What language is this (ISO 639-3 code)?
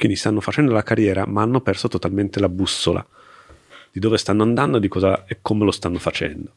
ita